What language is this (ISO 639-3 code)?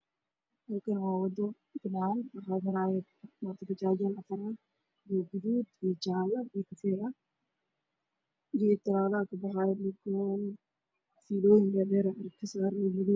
som